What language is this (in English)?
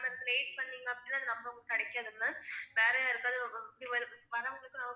Tamil